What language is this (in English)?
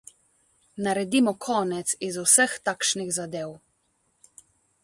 Slovenian